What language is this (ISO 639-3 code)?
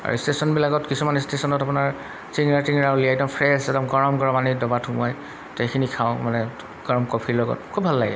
asm